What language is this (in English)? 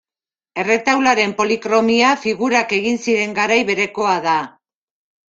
Basque